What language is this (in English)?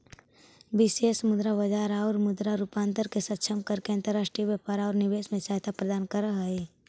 Magahi